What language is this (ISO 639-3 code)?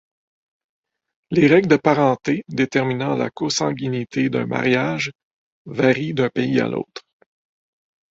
fra